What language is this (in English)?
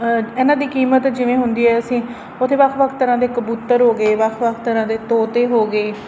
Punjabi